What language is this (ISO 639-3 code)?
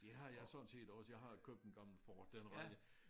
dan